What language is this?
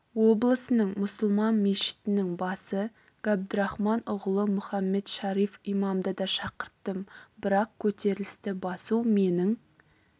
Kazakh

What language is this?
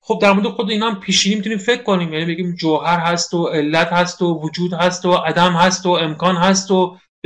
Persian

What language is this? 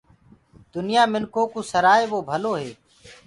Gurgula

